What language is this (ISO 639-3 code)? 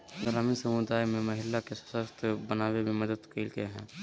mag